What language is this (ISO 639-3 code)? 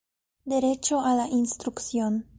spa